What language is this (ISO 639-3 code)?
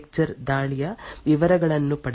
kan